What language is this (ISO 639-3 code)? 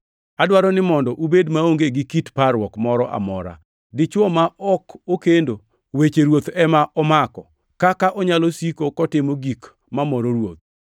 luo